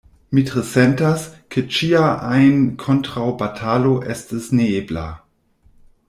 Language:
Esperanto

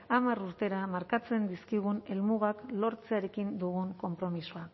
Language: Basque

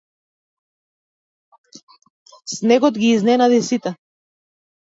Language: Macedonian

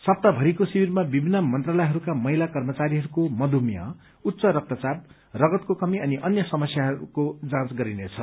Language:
Nepali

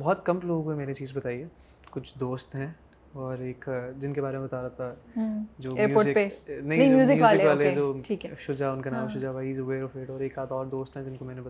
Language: Urdu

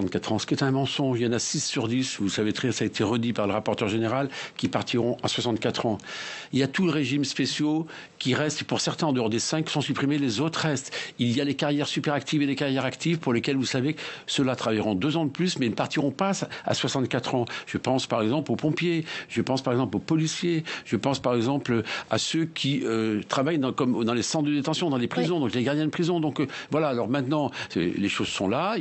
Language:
French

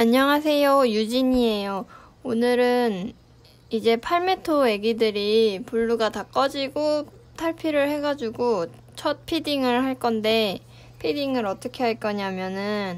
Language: Korean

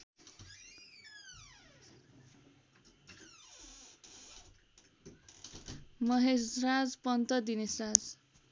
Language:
Nepali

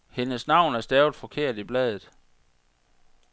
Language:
Danish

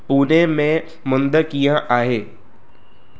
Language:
Sindhi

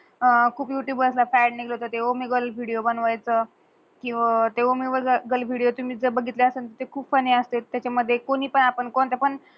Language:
Marathi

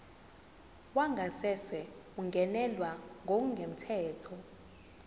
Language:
Zulu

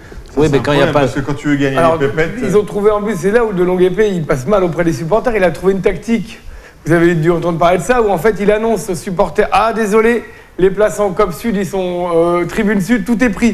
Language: French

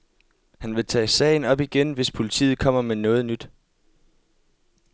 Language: Danish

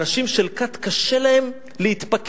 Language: Hebrew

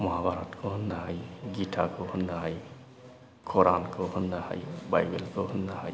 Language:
Bodo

